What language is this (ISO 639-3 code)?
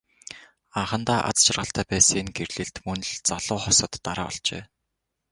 mon